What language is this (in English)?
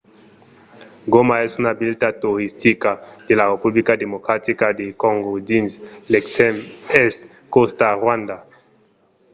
Occitan